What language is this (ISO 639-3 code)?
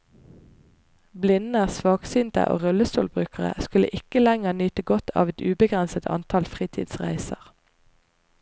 nor